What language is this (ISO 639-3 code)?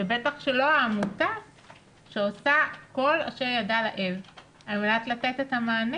heb